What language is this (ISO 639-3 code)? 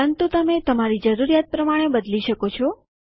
guj